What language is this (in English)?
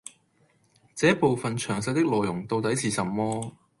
Cantonese